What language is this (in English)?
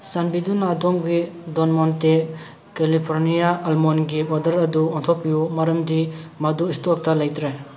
Manipuri